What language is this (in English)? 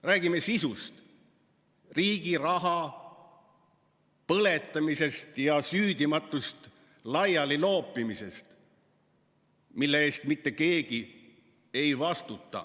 Estonian